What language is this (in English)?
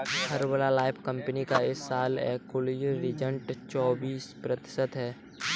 Hindi